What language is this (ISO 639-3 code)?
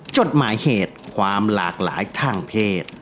tha